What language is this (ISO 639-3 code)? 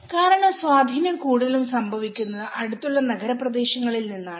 mal